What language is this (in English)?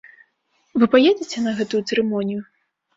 Belarusian